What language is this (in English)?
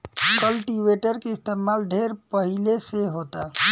Bhojpuri